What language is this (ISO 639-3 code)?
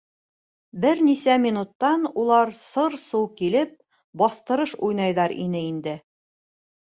bak